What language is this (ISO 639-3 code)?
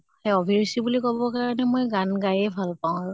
asm